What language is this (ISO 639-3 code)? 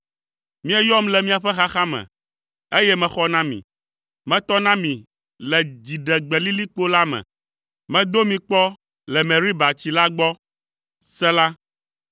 ewe